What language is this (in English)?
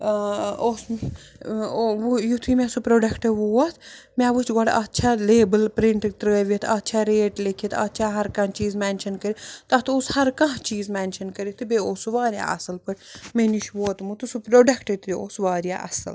Kashmiri